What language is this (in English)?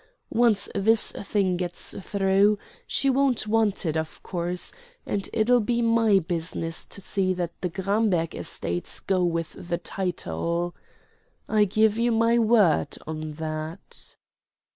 English